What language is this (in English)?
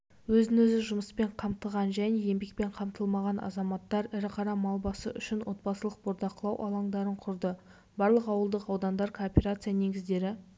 Kazakh